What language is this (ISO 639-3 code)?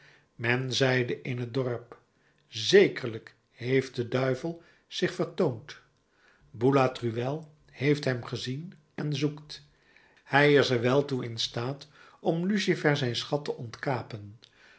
nld